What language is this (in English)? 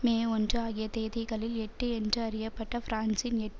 Tamil